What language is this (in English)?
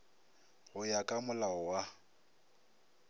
Northern Sotho